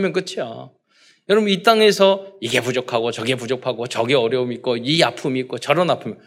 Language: Korean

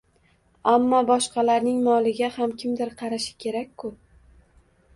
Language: Uzbek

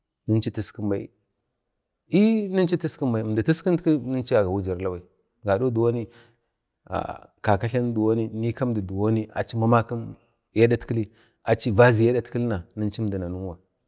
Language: Bade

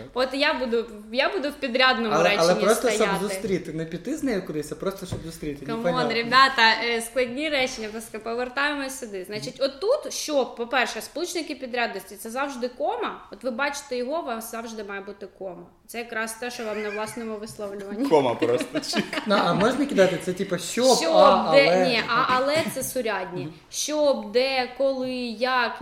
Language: Ukrainian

